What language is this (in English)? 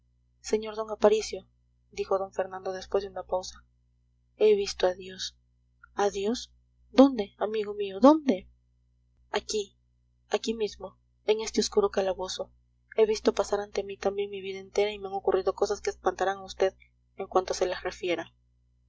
Spanish